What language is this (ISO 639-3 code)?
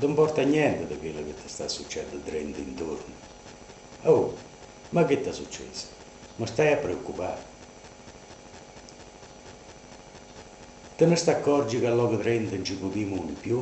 ita